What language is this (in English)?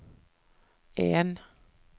Norwegian